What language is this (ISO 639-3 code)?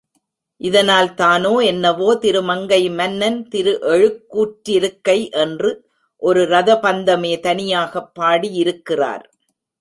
tam